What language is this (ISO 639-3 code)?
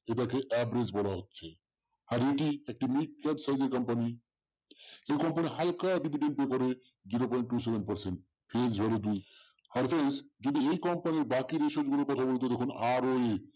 ben